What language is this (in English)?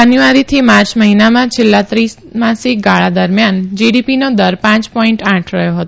Gujarati